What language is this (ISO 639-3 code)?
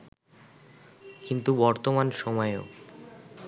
ben